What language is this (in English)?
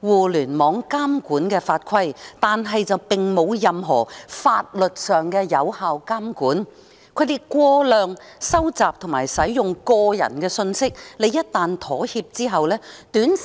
Cantonese